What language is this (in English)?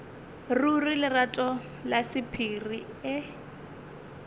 Northern Sotho